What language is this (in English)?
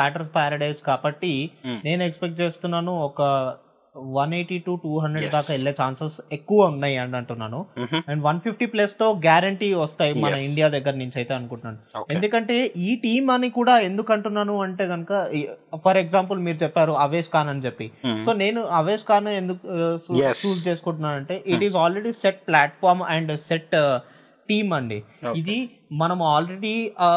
Telugu